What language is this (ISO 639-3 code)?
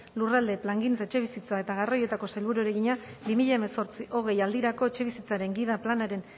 eus